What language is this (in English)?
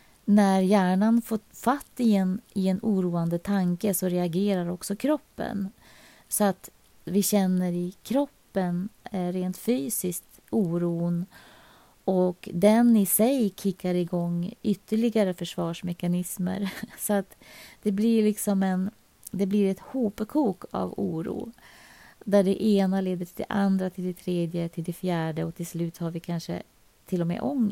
Swedish